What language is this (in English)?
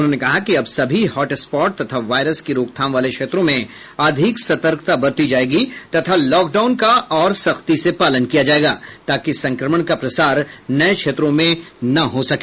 Hindi